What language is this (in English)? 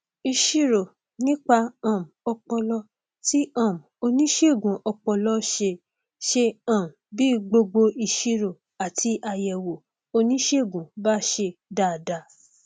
Yoruba